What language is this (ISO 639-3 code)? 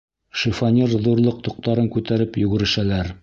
bak